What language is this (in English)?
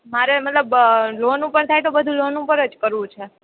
Gujarati